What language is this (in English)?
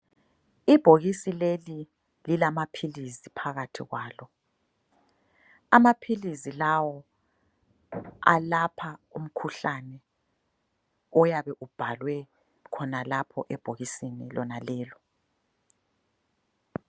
North Ndebele